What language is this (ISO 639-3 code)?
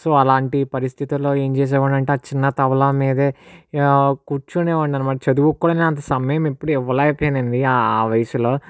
tel